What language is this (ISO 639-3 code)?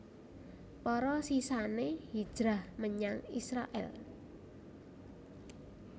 jav